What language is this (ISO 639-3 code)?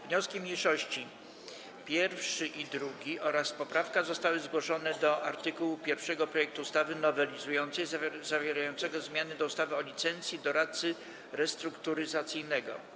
pol